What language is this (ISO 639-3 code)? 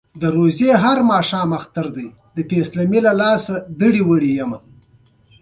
pus